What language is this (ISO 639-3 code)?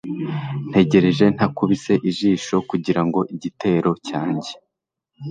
kin